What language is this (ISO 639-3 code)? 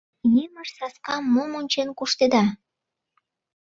chm